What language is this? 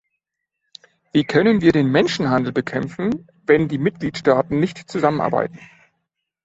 German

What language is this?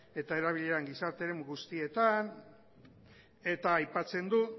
Basque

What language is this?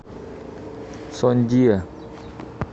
Russian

